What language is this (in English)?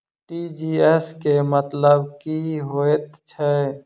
Maithili